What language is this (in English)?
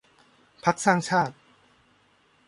Thai